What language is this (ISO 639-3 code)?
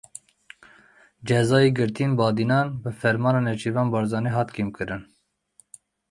kur